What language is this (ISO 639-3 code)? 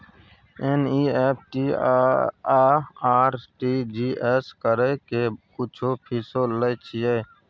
mai